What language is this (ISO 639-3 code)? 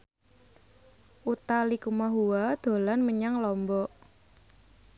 jav